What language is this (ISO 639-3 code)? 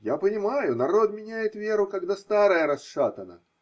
rus